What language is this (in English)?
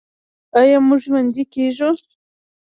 Pashto